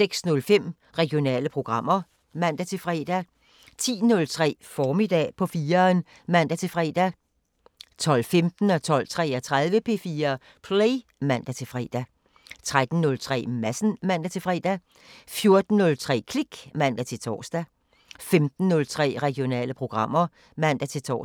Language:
Danish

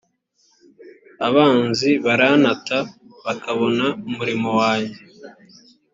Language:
Kinyarwanda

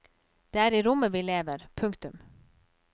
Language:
Norwegian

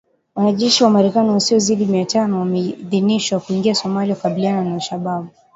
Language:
Swahili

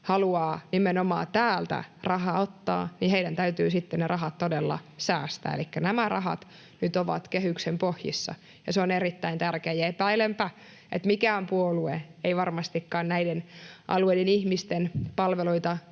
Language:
Finnish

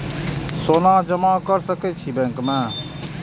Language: Maithili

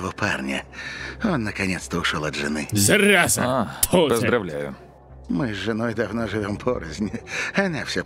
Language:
Russian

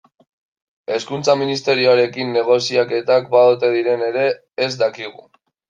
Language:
Basque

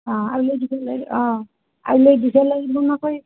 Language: Assamese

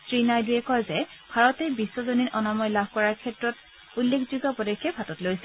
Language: Assamese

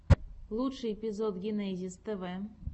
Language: Russian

